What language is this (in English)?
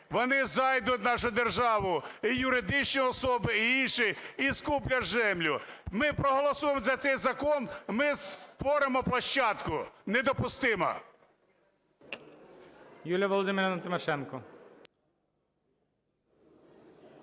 Ukrainian